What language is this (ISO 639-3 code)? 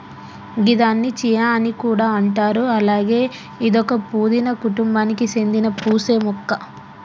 tel